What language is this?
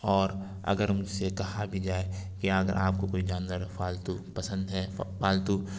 Urdu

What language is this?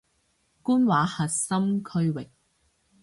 Cantonese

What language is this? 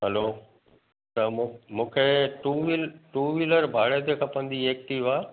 Sindhi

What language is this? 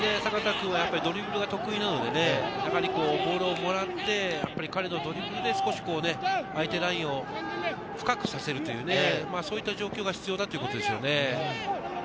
Japanese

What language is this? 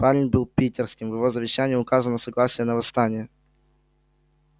Russian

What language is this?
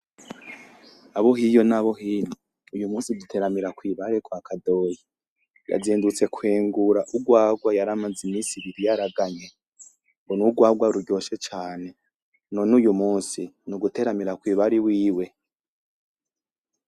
Rundi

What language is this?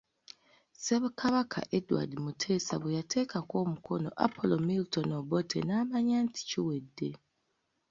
Ganda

